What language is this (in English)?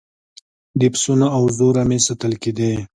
Pashto